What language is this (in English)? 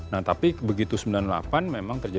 Indonesian